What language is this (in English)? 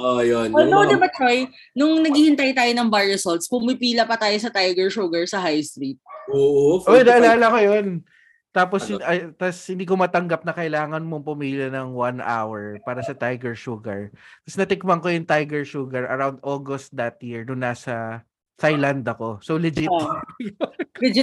Filipino